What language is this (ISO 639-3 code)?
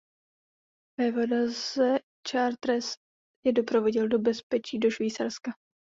ces